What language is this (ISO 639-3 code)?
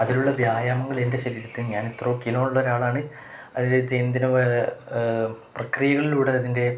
mal